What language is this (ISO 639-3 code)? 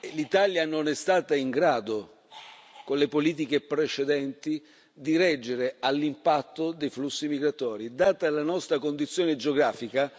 ita